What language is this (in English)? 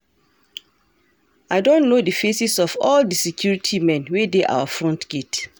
Nigerian Pidgin